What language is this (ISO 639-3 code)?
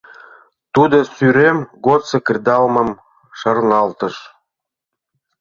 chm